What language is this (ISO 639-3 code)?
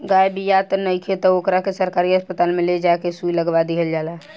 bho